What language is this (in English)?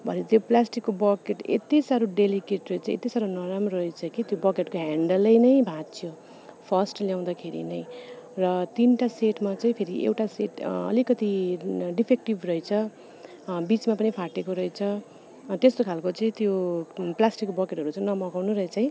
Nepali